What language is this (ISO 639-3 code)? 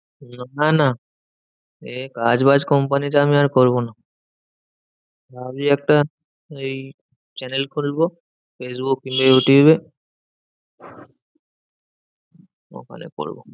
ben